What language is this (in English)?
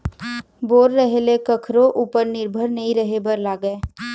Chhattisgarhi